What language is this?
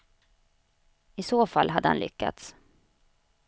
Swedish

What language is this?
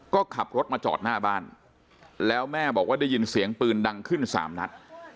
Thai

